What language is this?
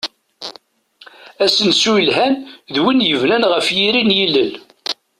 Kabyle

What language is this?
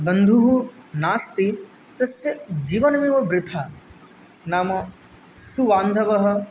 Sanskrit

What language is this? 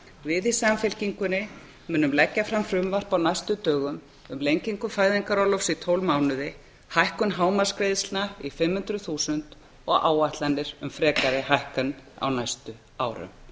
Icelandic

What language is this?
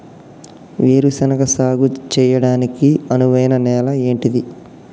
Telugu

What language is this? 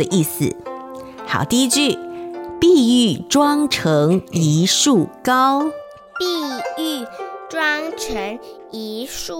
Chinese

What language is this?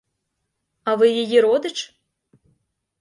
Ukrainian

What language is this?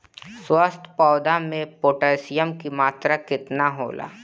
Bhojpuri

